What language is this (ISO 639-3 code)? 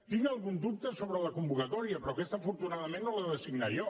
cat